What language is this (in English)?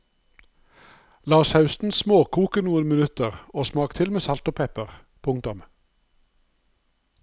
Norwegian